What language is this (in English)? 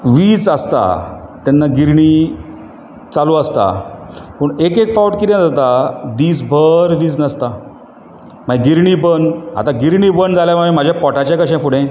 Konkani